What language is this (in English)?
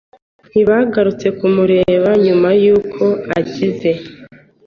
Kinyarwanda